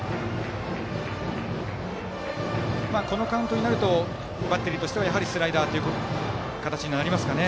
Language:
Japanese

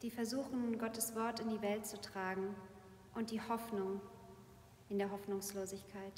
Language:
German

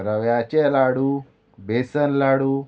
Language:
Konkani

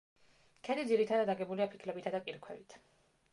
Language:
Georgian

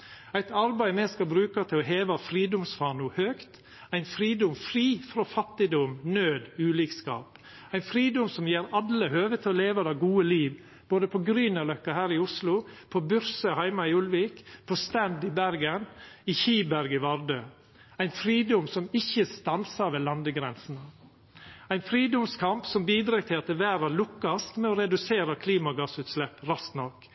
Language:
Norwegian Nynorsk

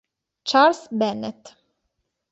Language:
Italian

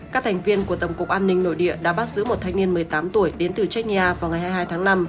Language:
Vietnamese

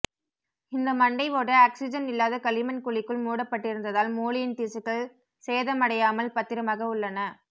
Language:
Tamil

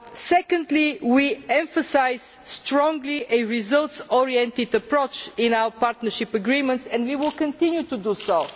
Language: English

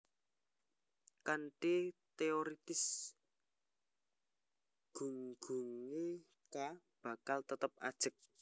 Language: Javanese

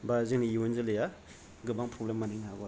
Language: Bodo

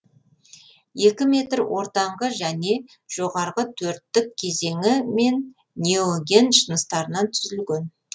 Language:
Kazakh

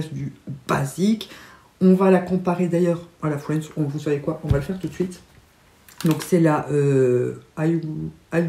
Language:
French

